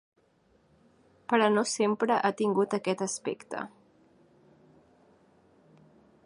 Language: Catalan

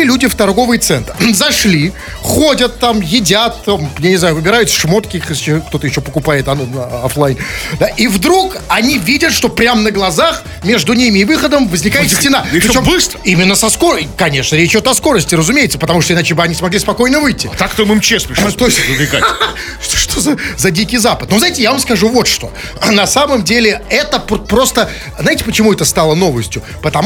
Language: Russian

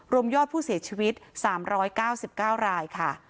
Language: Thai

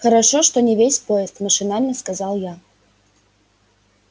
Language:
Russian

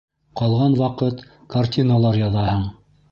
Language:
Bashkir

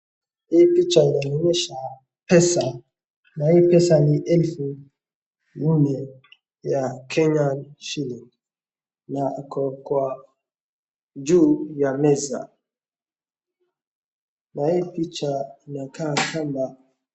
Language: Swahili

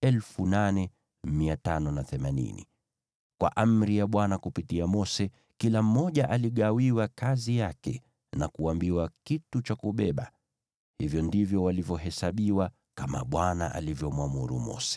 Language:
Swahili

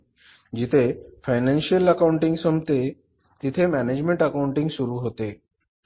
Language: Marathi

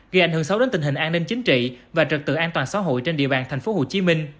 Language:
Vietnamese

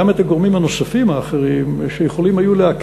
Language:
Hebrew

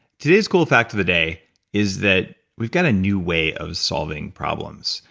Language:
English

